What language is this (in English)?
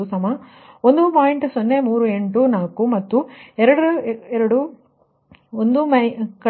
Kannada